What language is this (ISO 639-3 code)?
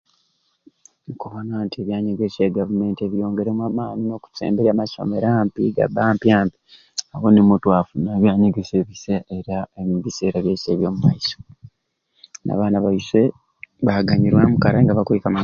ruc